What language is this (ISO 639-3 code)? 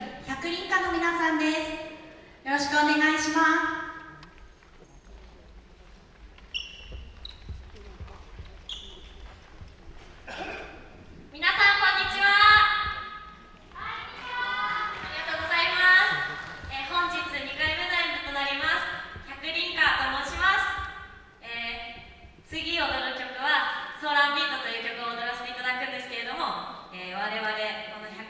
jpn